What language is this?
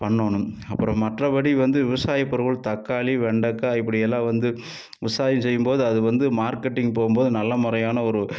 Tamil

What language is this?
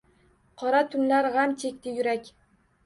Uzbek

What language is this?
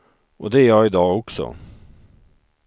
Swedish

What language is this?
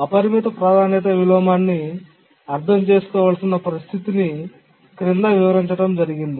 Telugu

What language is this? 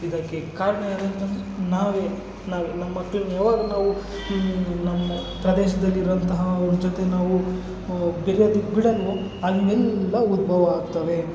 Kannada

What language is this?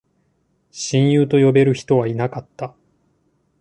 Japanese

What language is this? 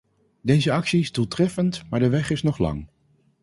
Dutch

